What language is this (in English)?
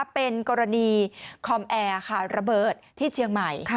Thai